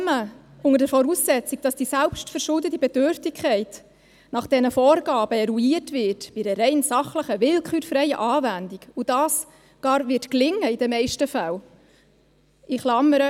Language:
Swiss German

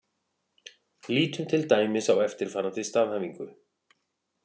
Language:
Icelandic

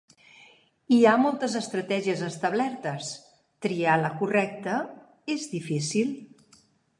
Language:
Catalan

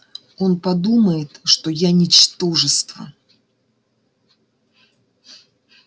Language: Russian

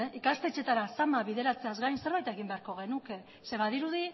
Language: Basque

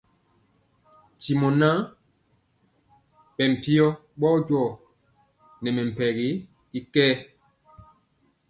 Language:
Mpiemo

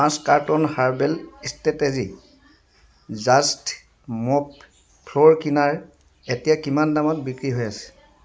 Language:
Assamese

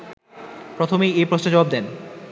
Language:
Bangla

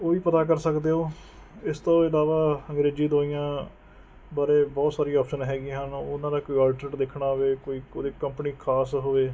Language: Punjabi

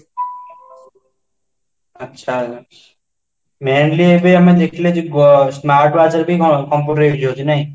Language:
Odia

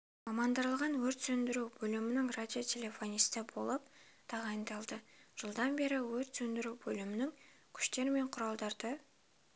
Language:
Kazakh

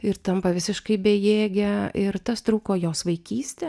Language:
Lithuanian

